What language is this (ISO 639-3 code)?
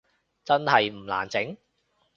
yue